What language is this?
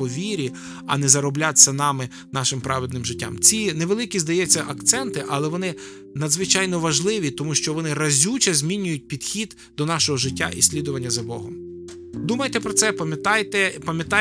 Ukrainian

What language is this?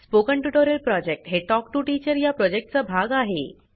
Marathi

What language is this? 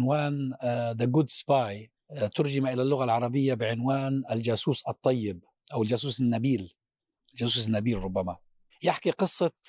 Arabic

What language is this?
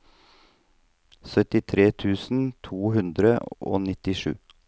Norwegian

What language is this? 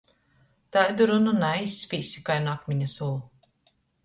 Latgalian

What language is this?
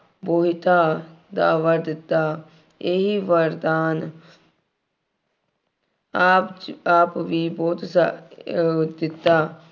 Punjabi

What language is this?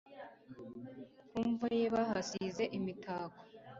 Kinyarwanda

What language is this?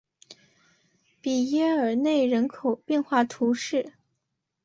Chinese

